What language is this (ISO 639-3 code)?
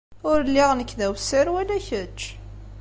kab